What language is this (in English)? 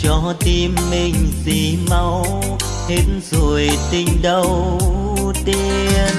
Vietnamese